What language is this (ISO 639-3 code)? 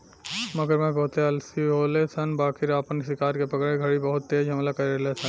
bho